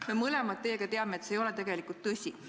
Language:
Estonian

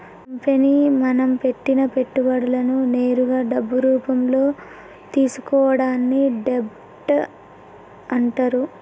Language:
Telugu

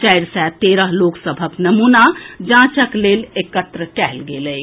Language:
Maithili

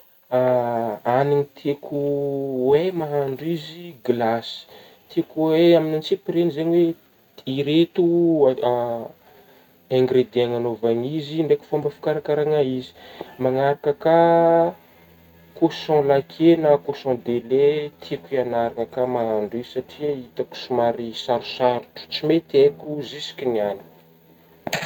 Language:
Northern Betsimisaraka Malagasy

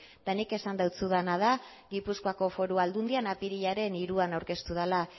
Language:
Basque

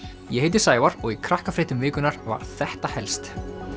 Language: Icelandic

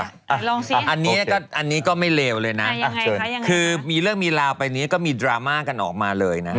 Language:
Thai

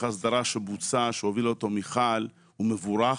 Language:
Hebrew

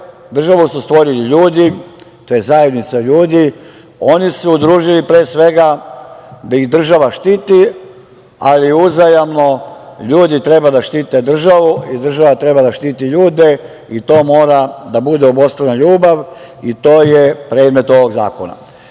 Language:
Serbian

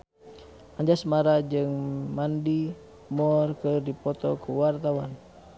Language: Sundanese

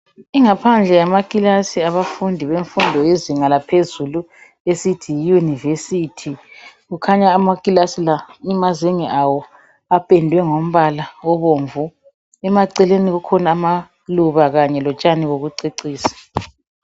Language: North Ndebele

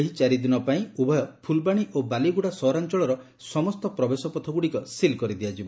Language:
Odia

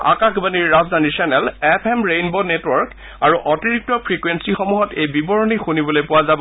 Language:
Assamese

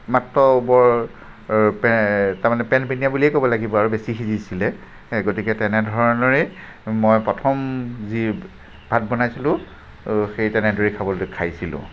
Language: Assamese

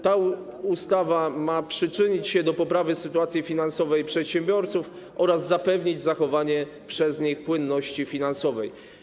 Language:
Polish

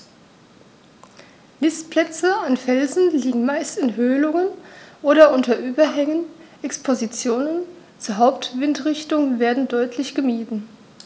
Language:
German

